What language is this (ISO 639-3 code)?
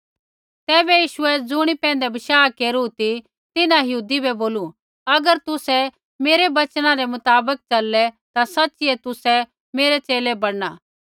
kfx